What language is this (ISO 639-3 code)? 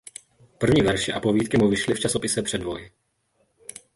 ces